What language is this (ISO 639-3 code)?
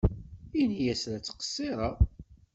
kab